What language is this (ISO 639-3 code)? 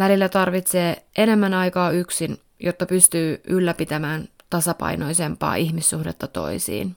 fin